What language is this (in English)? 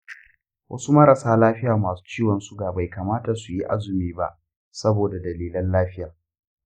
Hausa